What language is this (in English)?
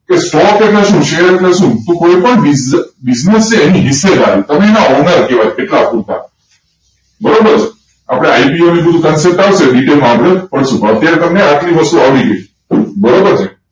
Gujarati